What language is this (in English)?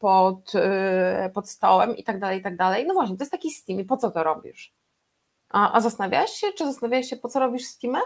Polish